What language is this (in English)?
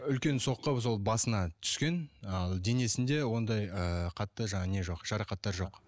Kazakh